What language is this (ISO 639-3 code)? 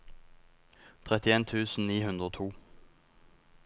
nor